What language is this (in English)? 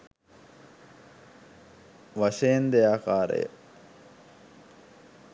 Sinhala